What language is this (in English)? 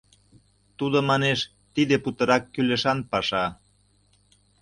Mari